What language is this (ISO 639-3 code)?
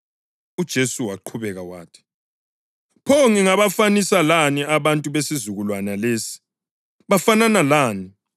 nde